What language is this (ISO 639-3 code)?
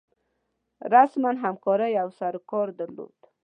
pus